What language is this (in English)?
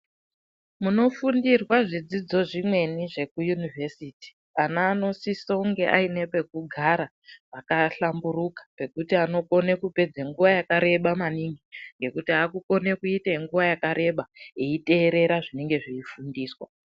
Ndau